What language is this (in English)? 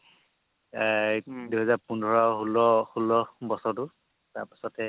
Assamese